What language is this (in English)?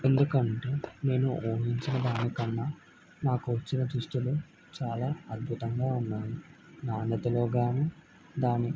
Telugu